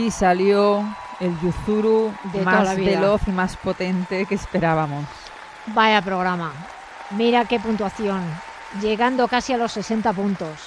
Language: Spanish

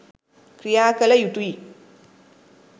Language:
Sinhala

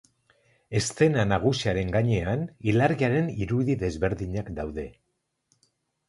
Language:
Basque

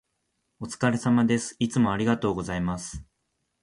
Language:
Japanese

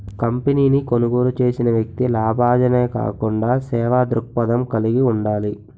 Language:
Telugu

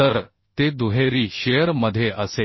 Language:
Marathi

